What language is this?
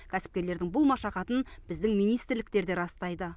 Kazakh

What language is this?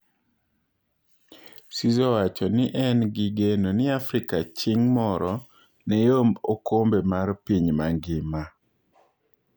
Luo (Kenya and Tanzania)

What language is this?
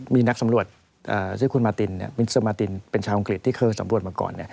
Thai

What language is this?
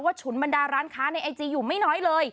Thai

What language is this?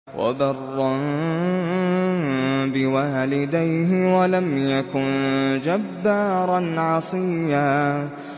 Arabic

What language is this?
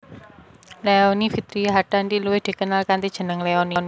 Javanese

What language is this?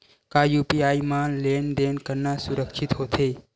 Chhattisgarhi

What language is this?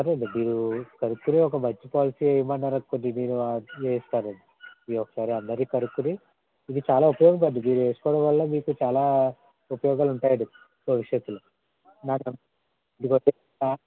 Telugu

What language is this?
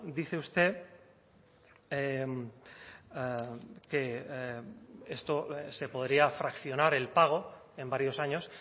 Spanish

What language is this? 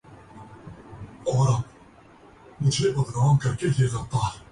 Urdu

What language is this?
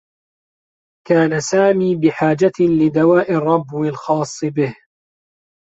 Arabic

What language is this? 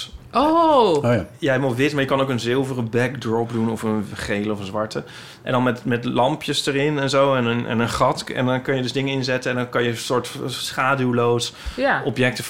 Dutch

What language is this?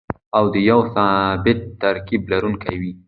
Pashto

